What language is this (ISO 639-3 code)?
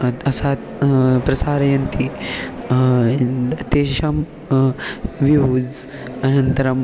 san